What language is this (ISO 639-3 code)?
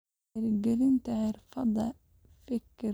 som